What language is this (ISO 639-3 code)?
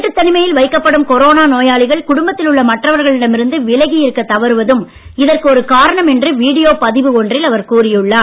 tam